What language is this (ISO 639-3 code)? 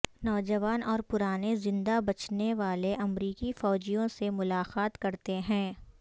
urd